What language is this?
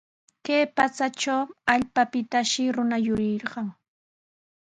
Sihuas Ancash Quechua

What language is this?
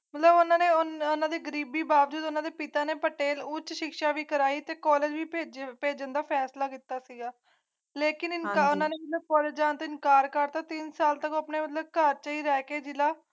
Punjabi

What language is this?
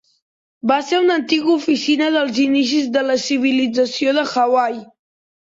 Catalan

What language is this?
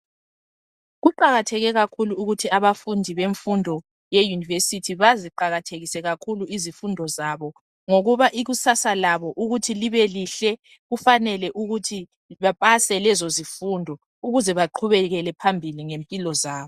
North Ndebele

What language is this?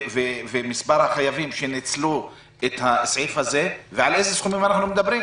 Hebrew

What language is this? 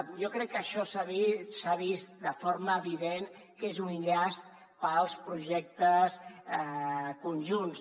Catalan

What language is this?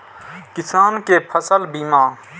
Maithili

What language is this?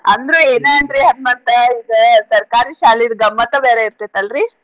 Kannada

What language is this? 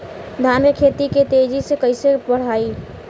Bhojpuri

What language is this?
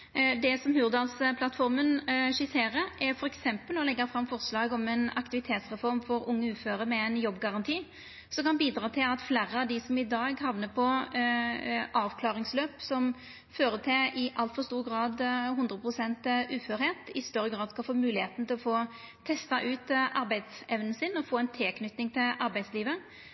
Norwegian Nynorsk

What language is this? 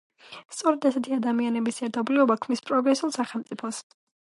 Georgian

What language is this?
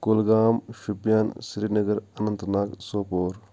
Kashmiri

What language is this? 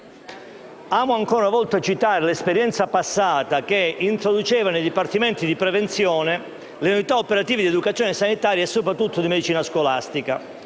Italian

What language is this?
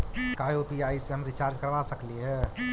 Magahi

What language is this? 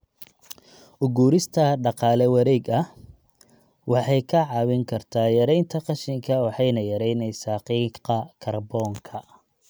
Somali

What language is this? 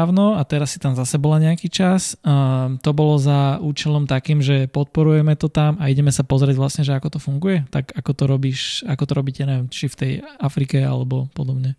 Slovak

